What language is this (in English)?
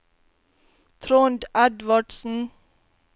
Norwegian